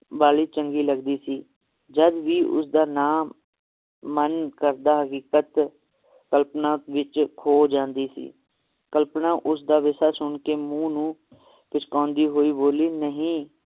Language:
Punjabi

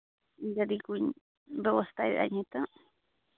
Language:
Santali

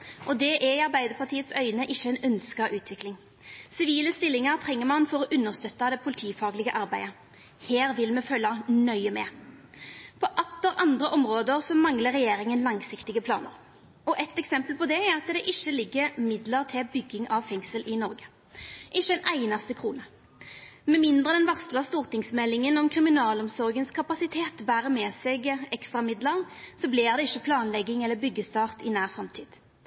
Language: Norwegian Nynorsk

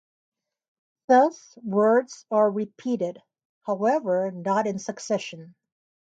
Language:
English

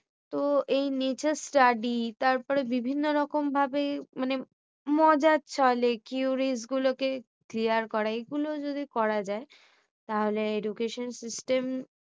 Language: Bangla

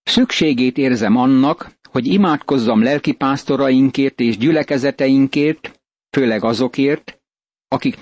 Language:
Hungarian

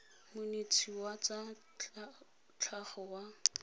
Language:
Tswana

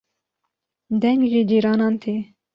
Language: Kurdish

